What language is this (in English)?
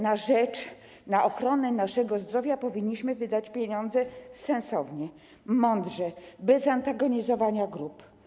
Polish